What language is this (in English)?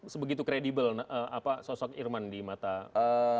Indonesian